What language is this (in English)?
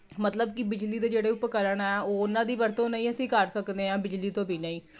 Punjabi